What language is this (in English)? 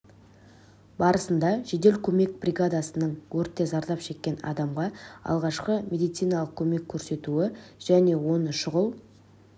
Kazakh